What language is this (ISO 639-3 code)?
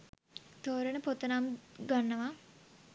sin